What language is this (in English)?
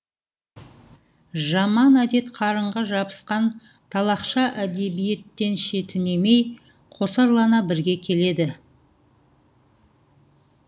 Kazakh